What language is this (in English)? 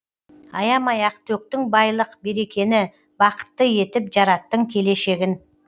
Kazakh